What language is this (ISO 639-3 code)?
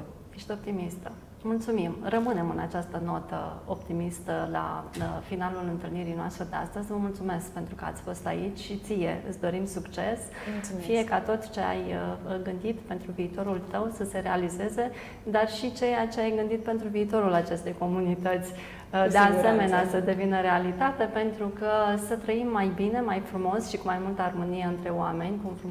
ron